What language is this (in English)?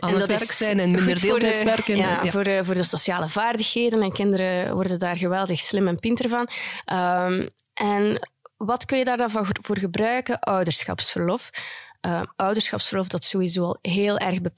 Dutch